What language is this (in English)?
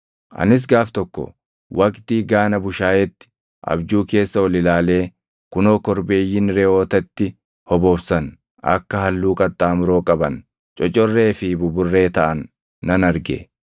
Oromo